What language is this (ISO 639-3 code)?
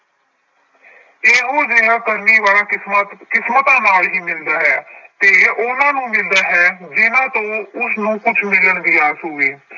pan